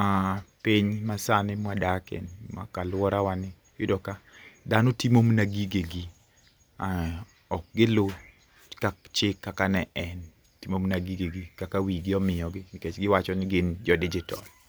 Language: Luo (Kenya and Tanzania)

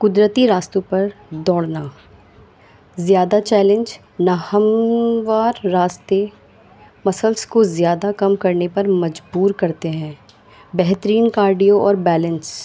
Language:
Urdu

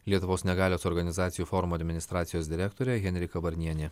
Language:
Lithuanian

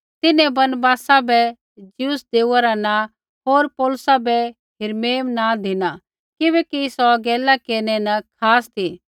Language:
Kullu Pahari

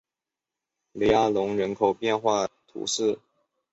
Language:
Chinese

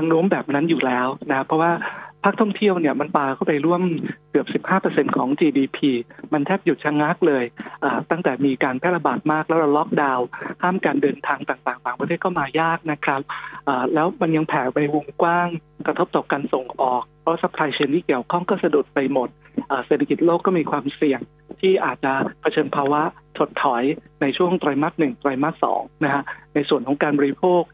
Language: Thai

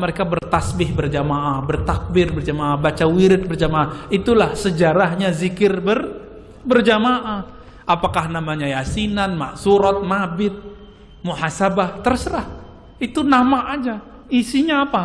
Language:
Indonesian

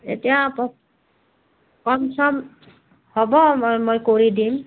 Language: Assamese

